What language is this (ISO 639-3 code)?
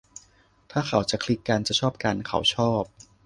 tha